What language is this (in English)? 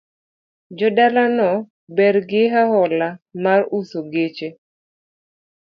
Luo (Kenya and Tanzania)